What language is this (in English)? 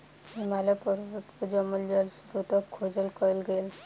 Maithili